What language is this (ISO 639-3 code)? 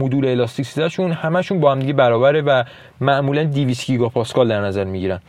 fas